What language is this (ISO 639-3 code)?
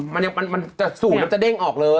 tha